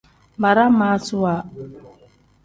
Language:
Tem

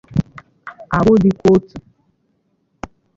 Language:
Igbo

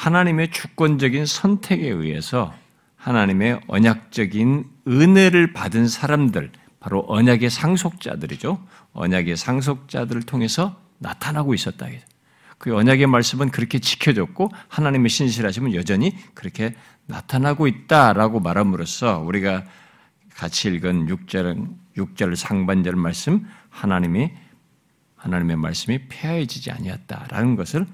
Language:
Korean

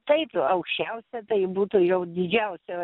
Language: Lithuanian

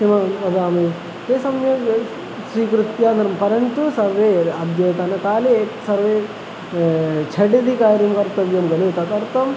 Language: Sanskrit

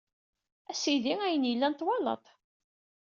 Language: Kabyle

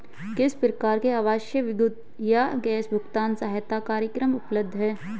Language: Hindi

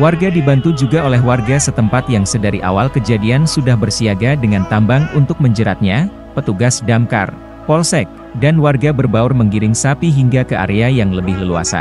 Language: Indonesian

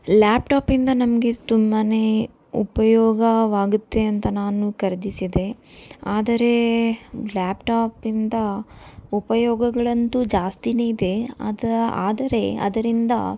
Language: Kannada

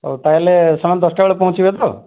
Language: Odia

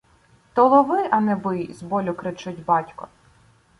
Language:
Ukrainian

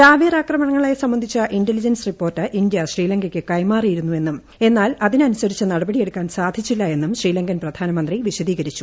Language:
Malayalam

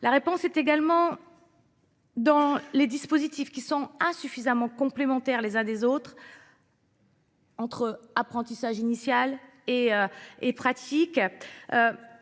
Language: French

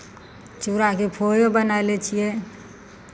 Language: Maithili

